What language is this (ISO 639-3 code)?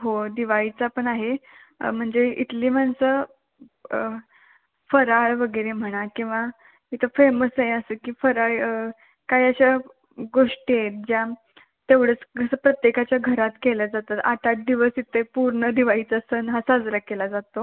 mar